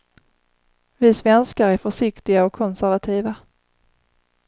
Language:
Swedish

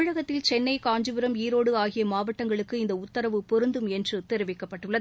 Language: Tamil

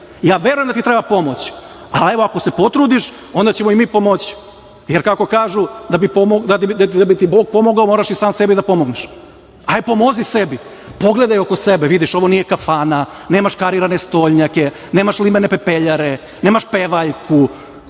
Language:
Serbian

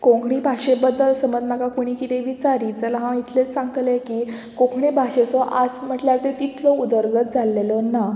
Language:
Konkani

